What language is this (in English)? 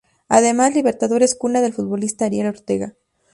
Spanish